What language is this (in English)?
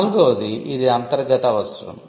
Telugu